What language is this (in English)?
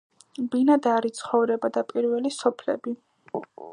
Georgian